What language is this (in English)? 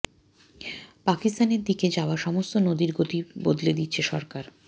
Bangla